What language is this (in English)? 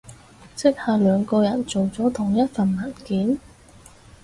Cantonese